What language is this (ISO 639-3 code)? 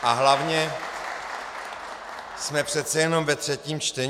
ces